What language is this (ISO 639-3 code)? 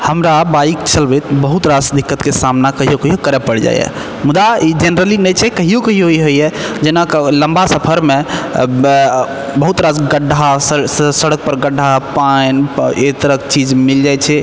mai